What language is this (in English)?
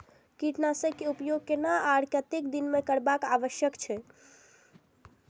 Maithili